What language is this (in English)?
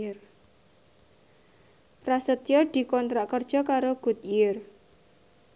Javanese